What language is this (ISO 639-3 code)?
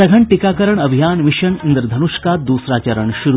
hin